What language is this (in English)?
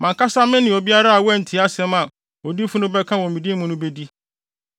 Akan